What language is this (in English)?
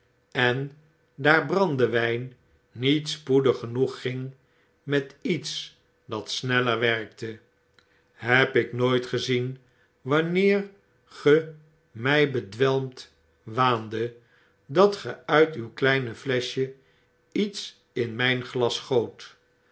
Dutch